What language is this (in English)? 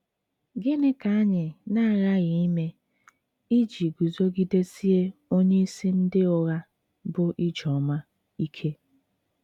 Igbo